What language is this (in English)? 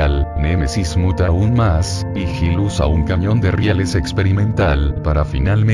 Spanish